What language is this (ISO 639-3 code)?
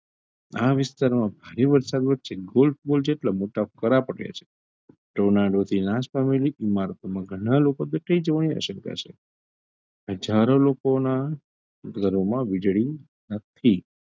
guj